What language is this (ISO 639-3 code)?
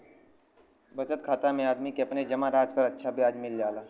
bho